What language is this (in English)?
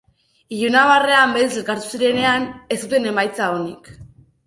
Basque